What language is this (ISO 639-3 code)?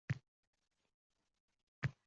uzb